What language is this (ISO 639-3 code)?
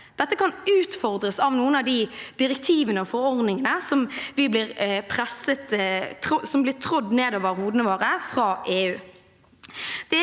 nor